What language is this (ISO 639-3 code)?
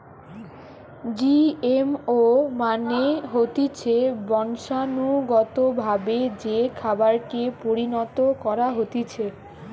ben